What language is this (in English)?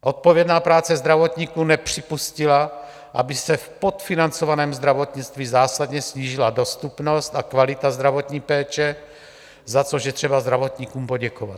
Czech